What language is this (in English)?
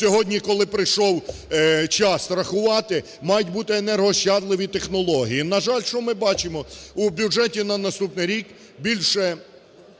Ukrainian